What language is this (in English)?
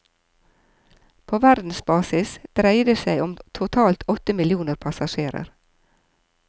Norwegian